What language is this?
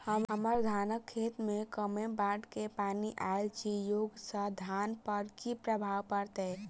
Maithili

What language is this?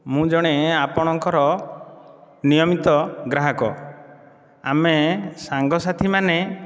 Odia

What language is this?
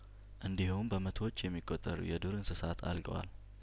Amharic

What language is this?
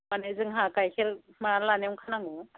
Bodo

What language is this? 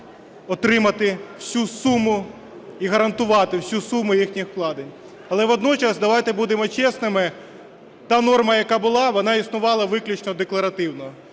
Ukrainian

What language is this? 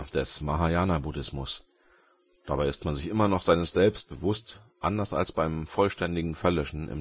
German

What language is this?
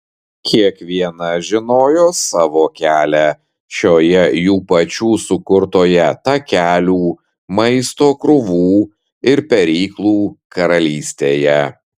Lithuanian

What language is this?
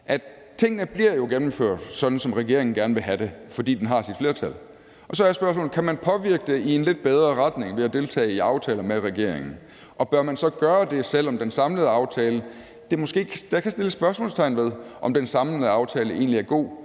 Danish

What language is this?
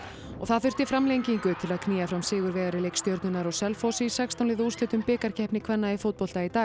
Icelandic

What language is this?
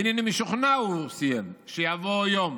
Hebrew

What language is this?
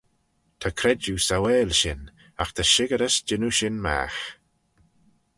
Manx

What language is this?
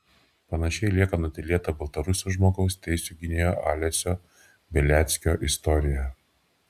Lithuanian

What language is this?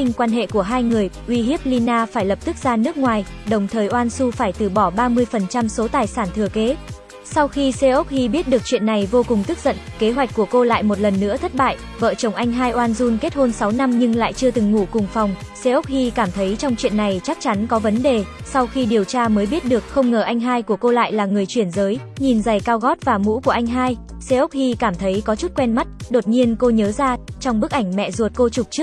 Vietnamese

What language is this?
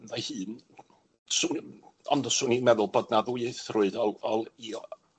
Welsh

